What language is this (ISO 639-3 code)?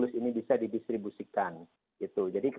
ind